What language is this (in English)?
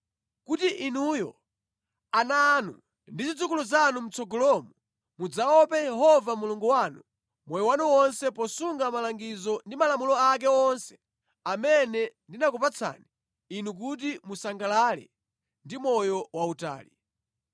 Nyanja